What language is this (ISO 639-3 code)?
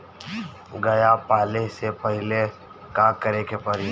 bho